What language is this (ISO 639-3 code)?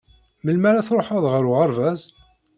kab